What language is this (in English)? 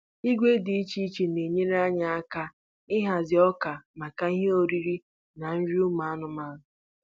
Igbo